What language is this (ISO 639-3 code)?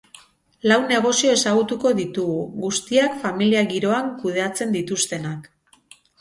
eus